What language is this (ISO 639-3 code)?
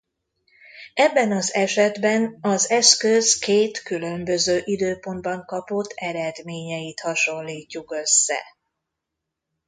hun